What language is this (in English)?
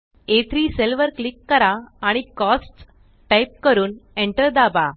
Marathi